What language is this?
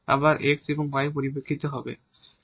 Bangla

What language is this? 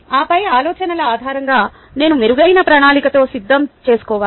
Telugu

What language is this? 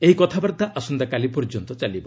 Odia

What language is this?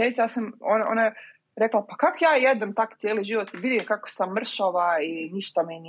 Croatian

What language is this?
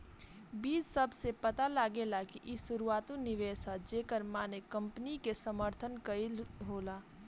Bhojpuri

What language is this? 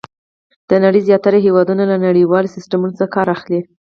Pashto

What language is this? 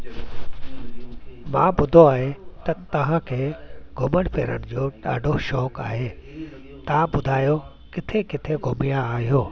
Sindhi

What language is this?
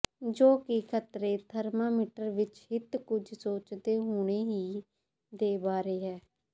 Punjabi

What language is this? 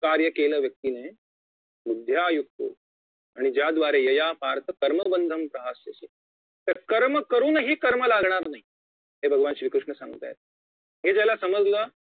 Marathi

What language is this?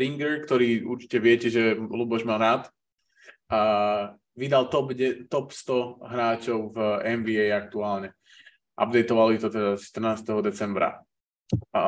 Slovak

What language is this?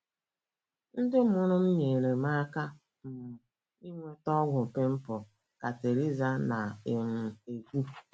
Igbo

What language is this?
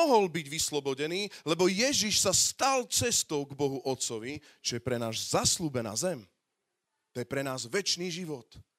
Slovak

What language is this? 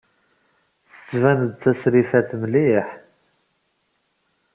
Kabyle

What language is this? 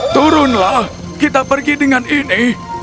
Indonesian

